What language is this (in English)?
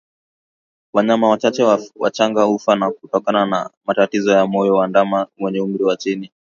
Swahili